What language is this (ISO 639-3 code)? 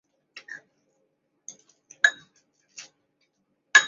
zho